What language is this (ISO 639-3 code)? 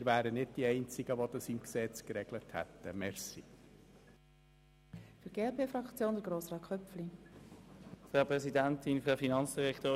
gsw